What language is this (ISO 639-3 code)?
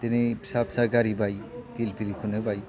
brx